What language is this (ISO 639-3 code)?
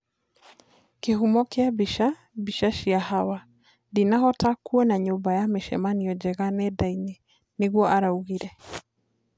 kik